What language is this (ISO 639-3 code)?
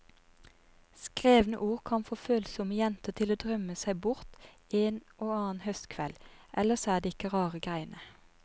nor